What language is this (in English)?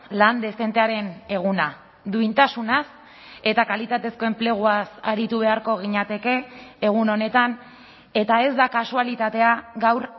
Basque